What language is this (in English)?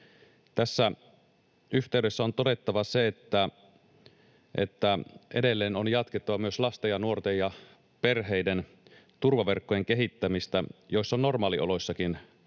Finnish